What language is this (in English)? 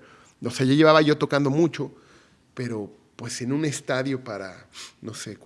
Spanish